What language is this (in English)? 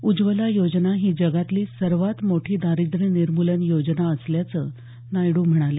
Marathi